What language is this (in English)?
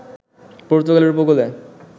Bangla